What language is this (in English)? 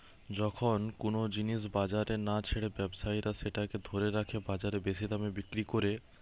Bangla